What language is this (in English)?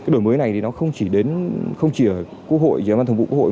Vietnamese